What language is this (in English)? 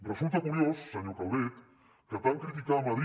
Catalan